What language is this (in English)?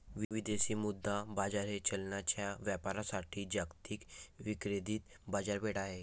Marathi